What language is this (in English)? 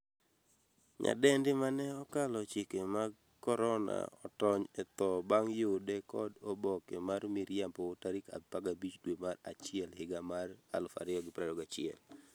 Luo (Kenya and Tanzania)